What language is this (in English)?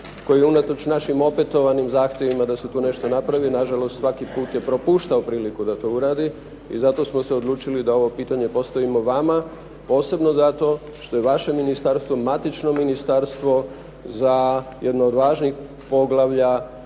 Croatian